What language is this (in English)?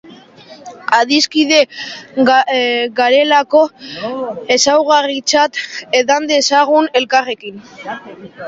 Basque